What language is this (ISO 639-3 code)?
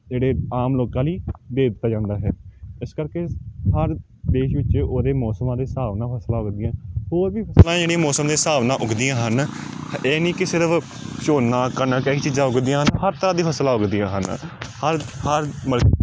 pan